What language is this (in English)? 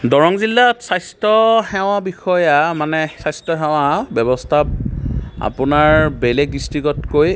Assamese